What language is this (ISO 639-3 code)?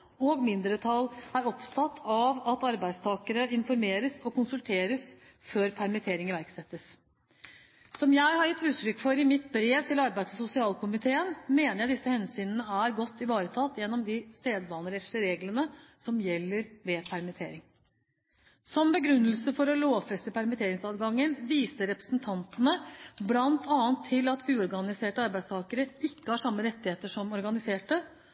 nob